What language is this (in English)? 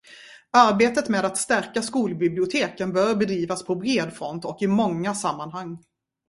Swedish